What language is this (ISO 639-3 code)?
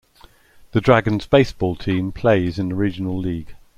eng